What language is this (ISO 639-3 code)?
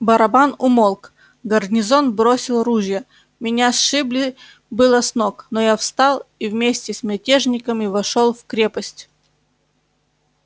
rus